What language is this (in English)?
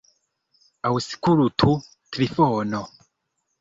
Esperanto